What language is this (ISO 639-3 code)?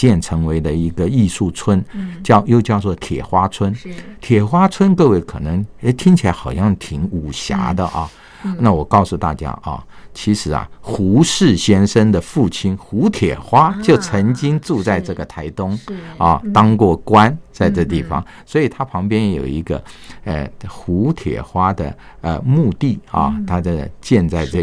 zho